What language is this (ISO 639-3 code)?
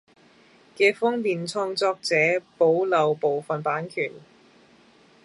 yue